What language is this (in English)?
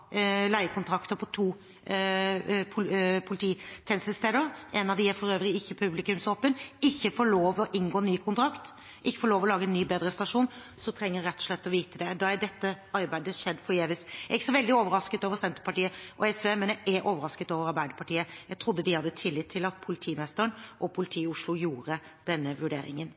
Norwegian Bokmål